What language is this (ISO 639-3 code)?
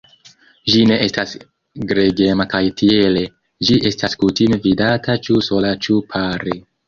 epo